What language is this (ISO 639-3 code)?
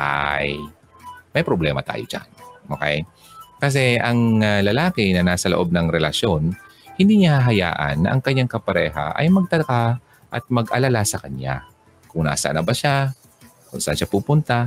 fil